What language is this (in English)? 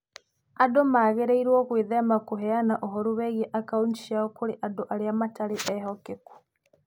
Kikuyu